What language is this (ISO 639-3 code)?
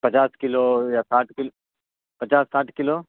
urd